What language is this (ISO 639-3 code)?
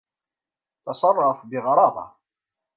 ara